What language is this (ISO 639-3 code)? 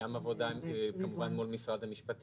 heb